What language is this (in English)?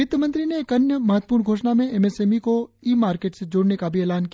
Hindi